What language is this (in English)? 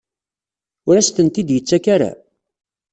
Kabyle